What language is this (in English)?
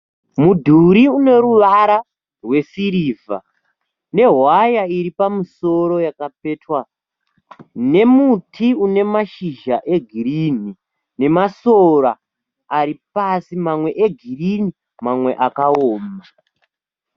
Shona